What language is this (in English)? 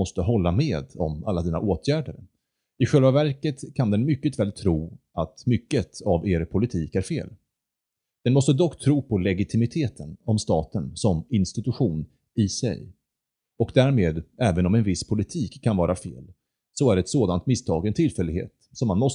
Swedish